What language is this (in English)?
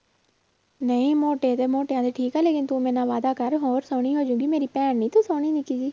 Punjabi